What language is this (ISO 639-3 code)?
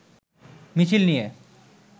ben